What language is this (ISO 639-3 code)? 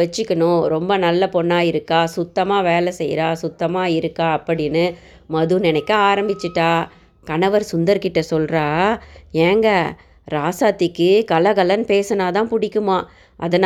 tam